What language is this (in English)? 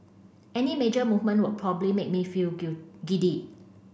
English